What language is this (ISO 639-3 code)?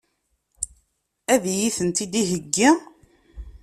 kab